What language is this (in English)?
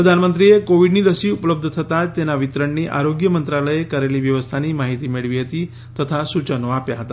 Gujarati